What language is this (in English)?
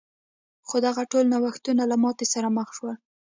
Pashto